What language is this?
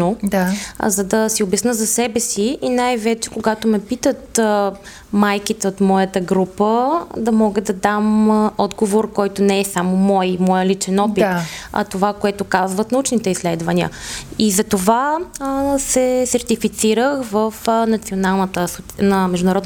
Bulgarian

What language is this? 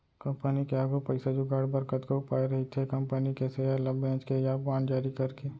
Chhattisgarhi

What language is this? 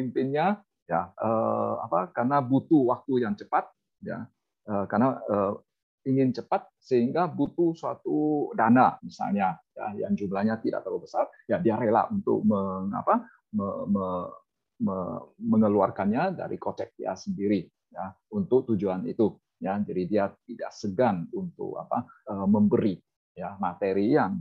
Indonesian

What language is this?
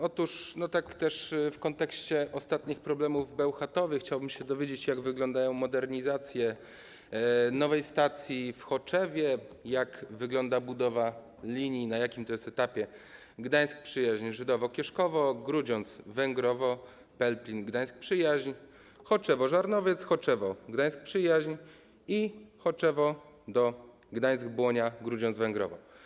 Polish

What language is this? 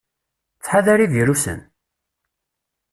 Kabyle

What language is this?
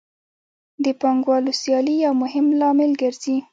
Pashto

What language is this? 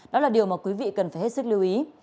Vietnamese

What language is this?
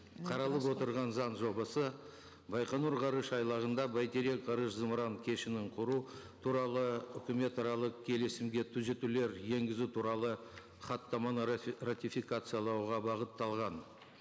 Kazakh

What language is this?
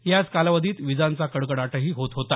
Marathi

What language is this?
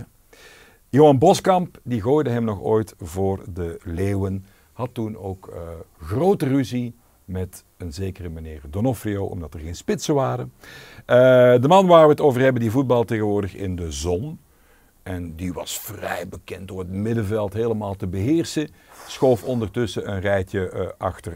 Dutch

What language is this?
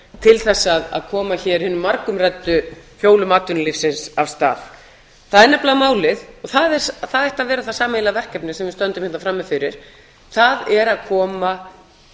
Icelandic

